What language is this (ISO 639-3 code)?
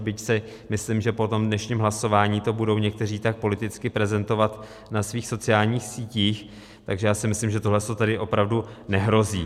ces